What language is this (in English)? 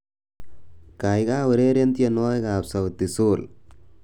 Kalenjin